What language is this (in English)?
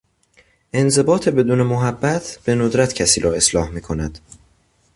Persian